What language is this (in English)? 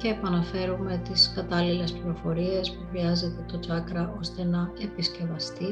Greek